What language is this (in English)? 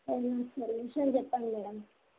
Telugu